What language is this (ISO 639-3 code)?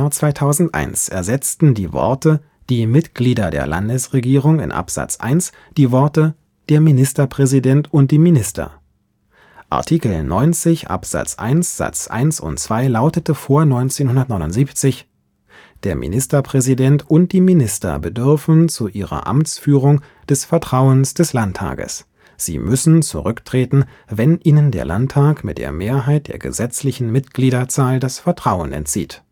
deu